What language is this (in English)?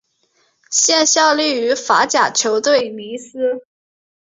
Chinese